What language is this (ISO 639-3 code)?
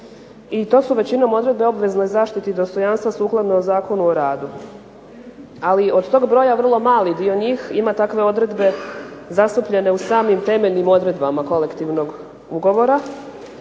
hrv